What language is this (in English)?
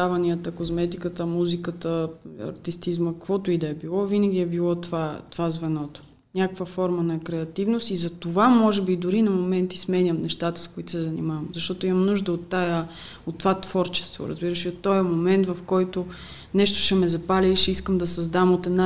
Bulgarian